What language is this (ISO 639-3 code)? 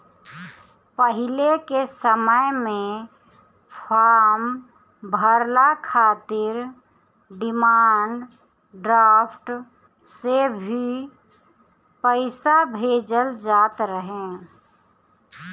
bho